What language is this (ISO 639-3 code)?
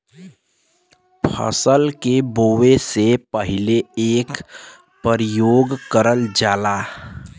bho